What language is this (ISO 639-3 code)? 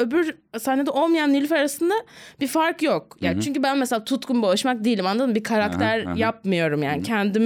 tur